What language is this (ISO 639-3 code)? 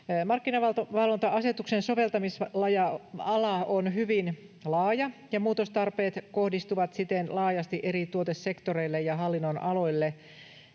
fin